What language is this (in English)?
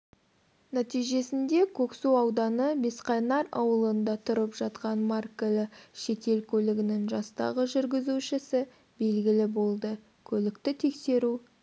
Kazakh